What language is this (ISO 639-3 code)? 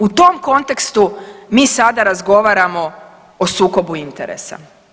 hrv